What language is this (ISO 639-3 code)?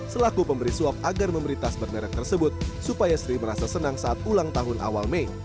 ind